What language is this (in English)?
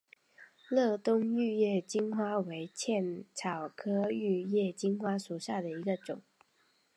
Chinese